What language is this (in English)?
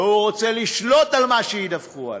Hebrew